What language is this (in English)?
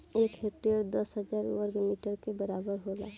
Bhojpuri